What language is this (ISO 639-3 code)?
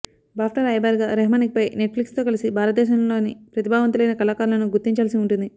tel